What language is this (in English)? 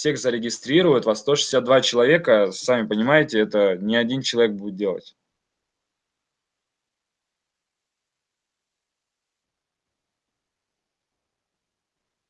Russian